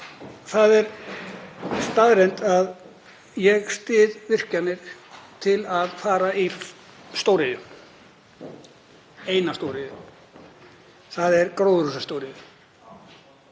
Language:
Icelandic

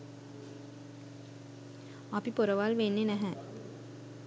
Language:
Sinhala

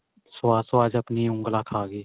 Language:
Punjabi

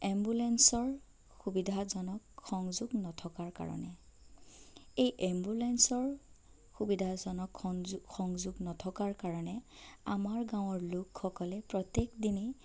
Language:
Assamese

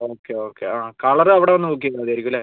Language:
Malayalam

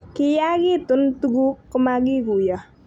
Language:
Kalenjin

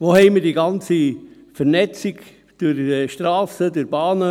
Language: Swiss German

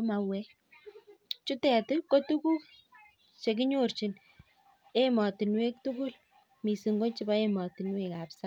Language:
Kalenjin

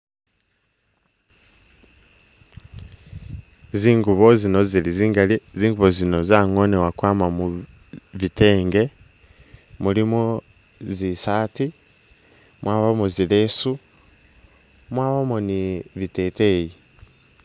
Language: Masaaba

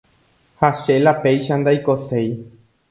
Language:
Guarani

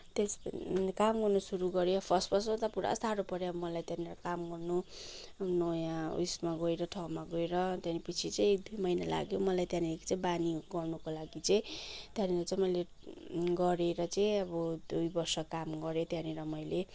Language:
Nepali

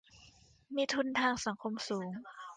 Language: Thai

